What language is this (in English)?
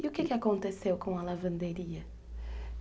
Portuguese